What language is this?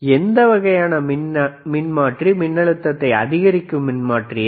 Tamil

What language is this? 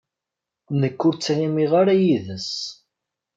Kabyle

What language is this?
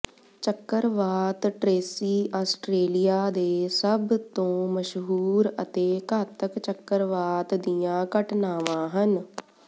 Punjabi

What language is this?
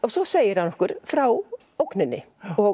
Icelandic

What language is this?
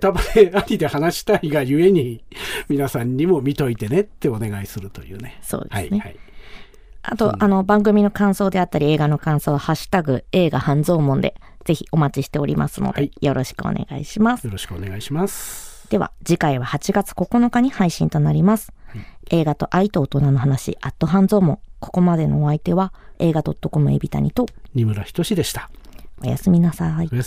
Japanese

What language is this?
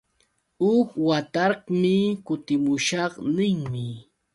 Yauyos Quechua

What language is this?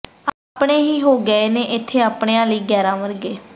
Punjabi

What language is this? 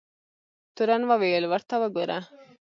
Pashto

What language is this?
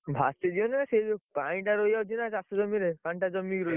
Odia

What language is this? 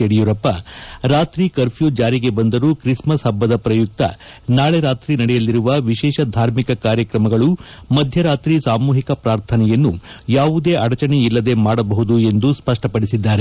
Kannada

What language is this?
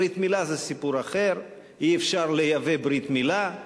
Hebrew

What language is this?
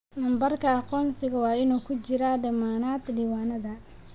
Somali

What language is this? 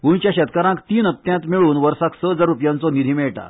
Konkani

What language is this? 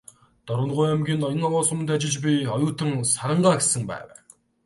Mongolian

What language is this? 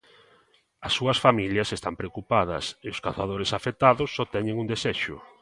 Galician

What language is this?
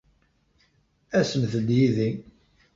Kabyle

